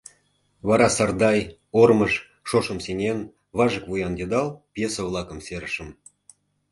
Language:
Mari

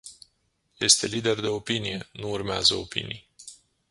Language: Romanian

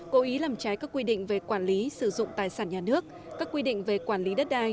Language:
Vietnamese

